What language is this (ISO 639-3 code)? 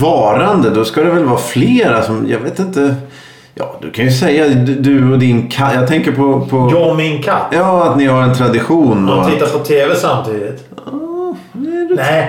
swe